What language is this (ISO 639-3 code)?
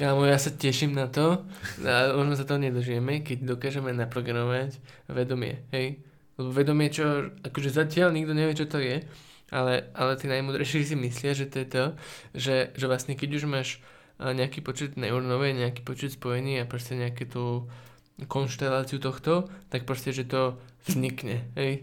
slk